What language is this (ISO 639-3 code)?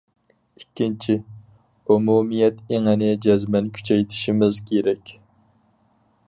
uig